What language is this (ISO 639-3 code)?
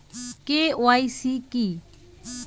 ben